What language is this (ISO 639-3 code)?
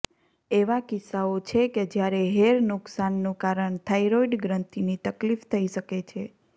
guj